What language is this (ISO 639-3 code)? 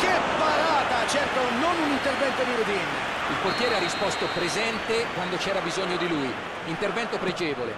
ita